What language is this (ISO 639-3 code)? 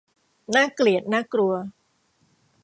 tha